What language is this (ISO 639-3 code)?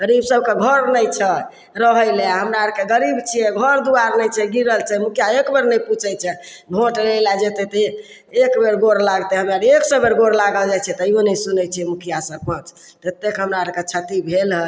mai